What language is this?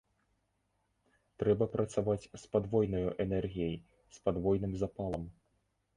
Belarusian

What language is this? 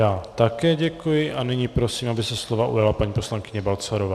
Czech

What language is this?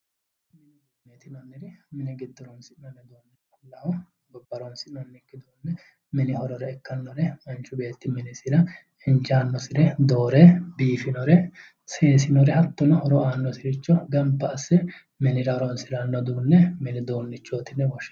Sidamo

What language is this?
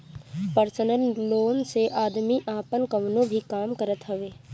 Bhojpuri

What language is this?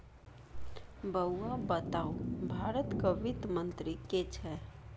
Maithili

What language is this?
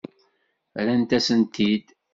Kabyle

